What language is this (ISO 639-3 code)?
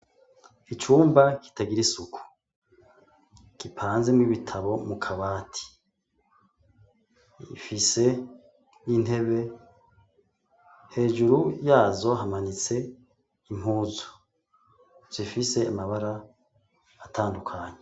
run